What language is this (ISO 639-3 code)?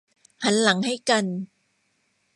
tha